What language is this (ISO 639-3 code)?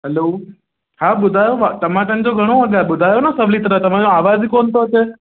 snd